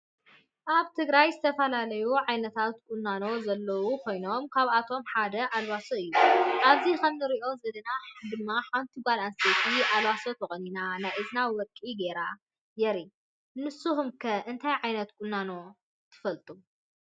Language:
Tigrinya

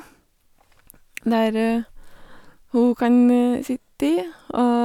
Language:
Norwegian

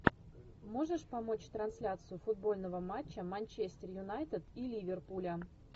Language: Russian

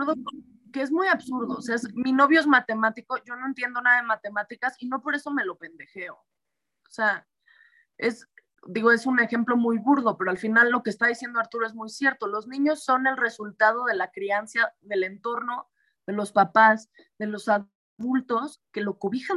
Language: Spanish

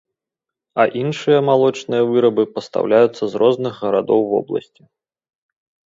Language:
Belarusian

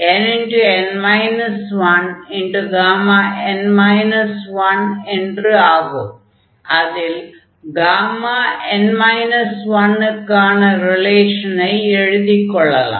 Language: Tamil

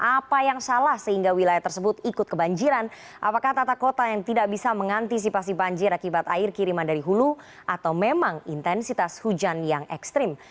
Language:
Indonesian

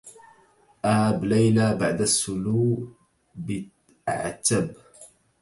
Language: Arabic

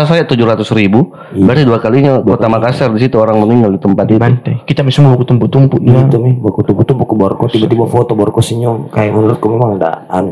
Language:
Indonesian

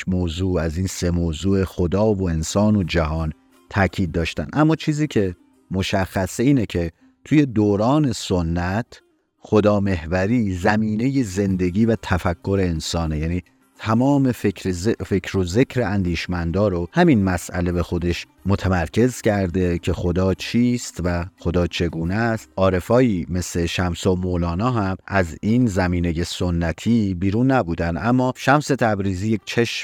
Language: Persian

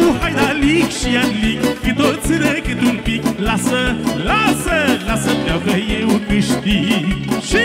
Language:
Romanian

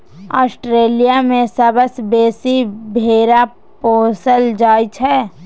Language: Maithili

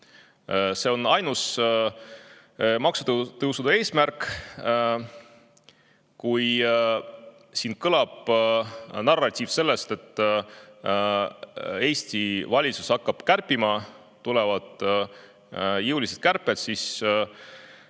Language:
Estonian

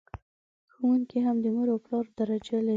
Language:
Pashto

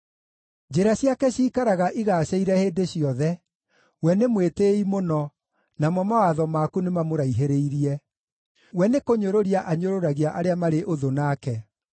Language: Kikuyu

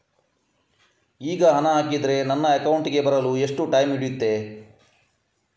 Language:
Kannada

